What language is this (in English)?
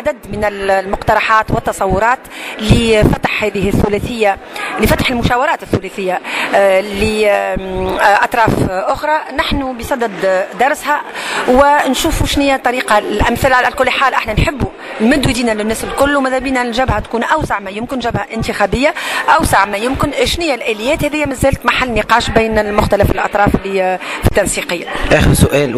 Arabic